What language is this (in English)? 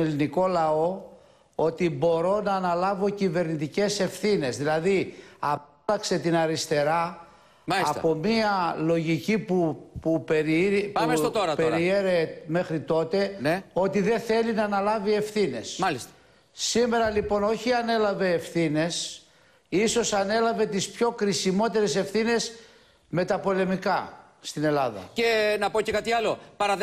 Greek